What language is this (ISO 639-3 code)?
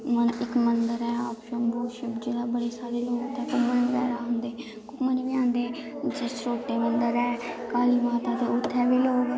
doi